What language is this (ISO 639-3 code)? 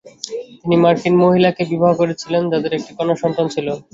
ben